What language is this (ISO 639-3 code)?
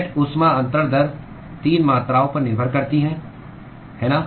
hin